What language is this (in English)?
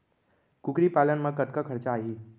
Chhattisgarhi